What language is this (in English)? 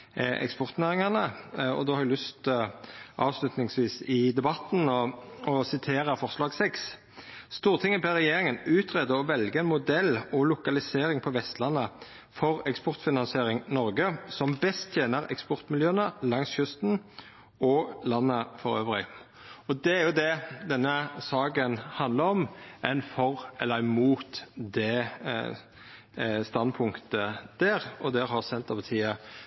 Norwegian Nynorsk